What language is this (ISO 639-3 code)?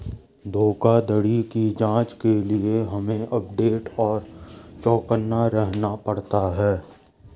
hin